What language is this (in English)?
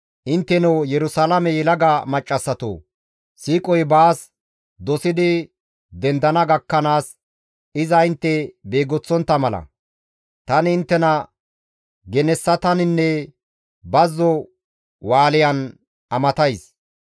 Gamo